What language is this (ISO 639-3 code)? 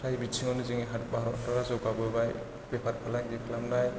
brx